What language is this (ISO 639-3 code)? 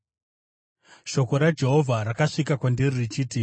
sna